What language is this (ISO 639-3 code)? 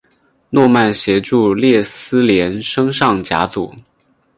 zho